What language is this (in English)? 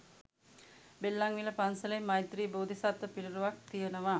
Sinhala